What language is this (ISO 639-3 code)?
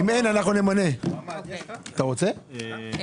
heb